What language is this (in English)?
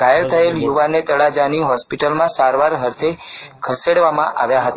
Gujarati